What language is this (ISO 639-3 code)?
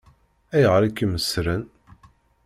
kab